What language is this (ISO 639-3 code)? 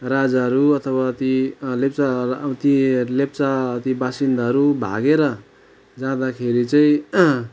nep